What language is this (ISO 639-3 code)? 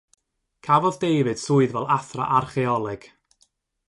cym